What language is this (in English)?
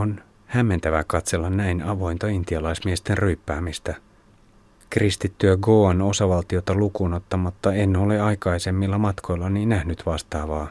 Finnish